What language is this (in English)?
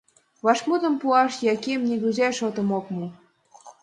Mari